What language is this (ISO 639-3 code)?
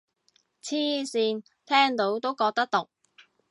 yue